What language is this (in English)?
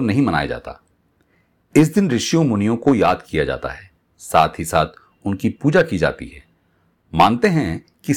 Hindi